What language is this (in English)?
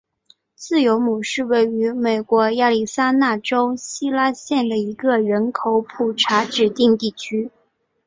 Chinese